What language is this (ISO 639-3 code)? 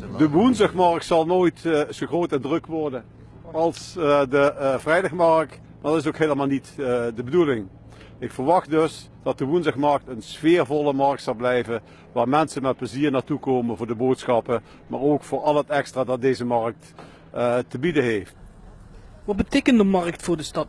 nld